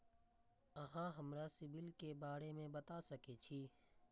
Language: Maithili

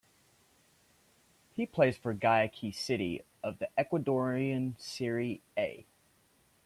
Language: English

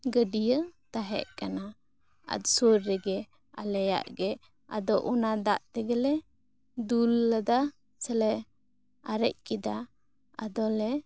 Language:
Santali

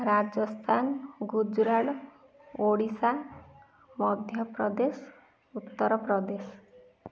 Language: Odia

